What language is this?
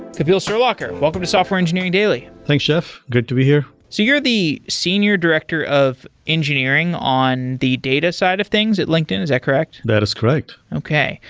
English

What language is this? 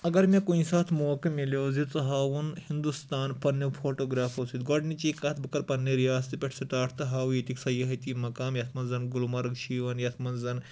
Kashmiri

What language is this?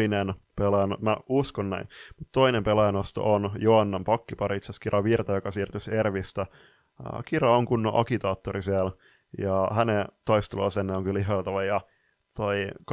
Finnish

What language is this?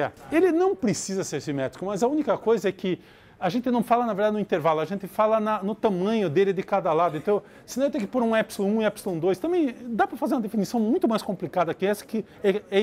Portuguese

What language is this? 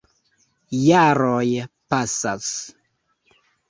Esperanto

